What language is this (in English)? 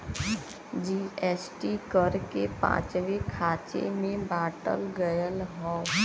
Bhojpuri